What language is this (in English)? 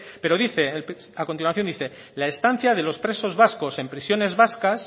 Spanish